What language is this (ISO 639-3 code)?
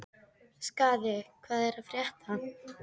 isl